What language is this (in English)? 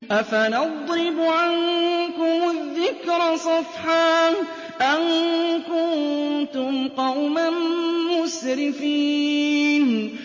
Arabic